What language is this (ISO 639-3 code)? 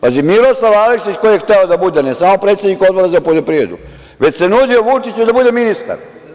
srp